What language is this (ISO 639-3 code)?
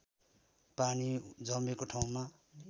nep